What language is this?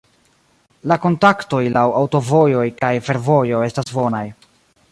Esperanto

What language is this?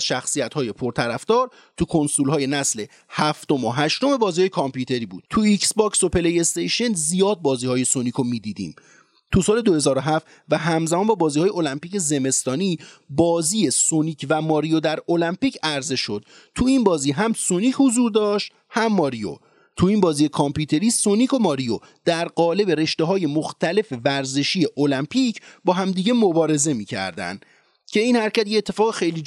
Persian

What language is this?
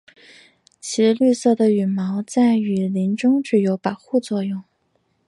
Chinese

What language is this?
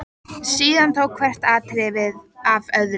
Icelandic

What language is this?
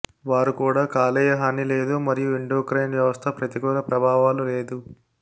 Telugu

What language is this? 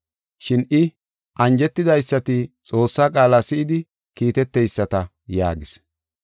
Gofa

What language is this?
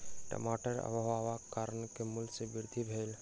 Maithili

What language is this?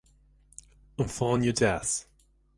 Irish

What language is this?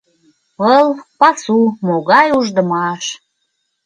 Mari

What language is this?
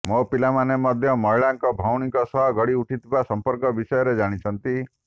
Odia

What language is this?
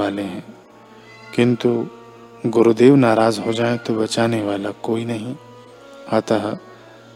Hindi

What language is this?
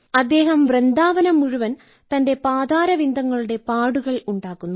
Malayalam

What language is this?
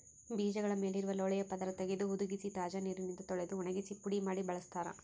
Kannada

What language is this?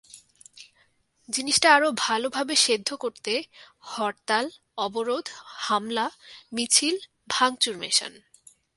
Bangla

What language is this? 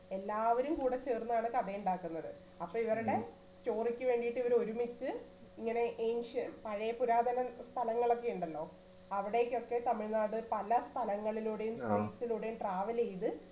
Malayalam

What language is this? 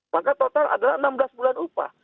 Indonesian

